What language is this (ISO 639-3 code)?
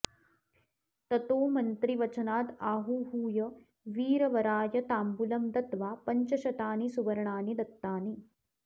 san